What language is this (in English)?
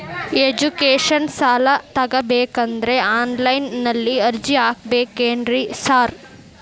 Kannada